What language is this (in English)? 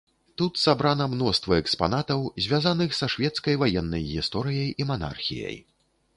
Belarusian